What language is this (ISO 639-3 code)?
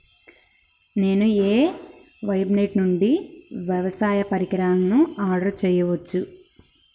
tel